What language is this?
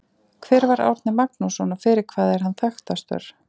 Icelandic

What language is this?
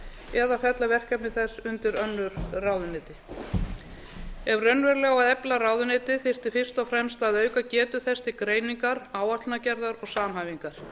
Icelandic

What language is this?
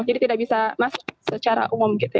Indonesian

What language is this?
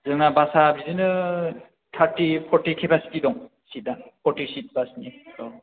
Bodo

